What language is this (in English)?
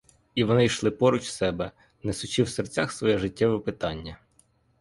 Ukrainian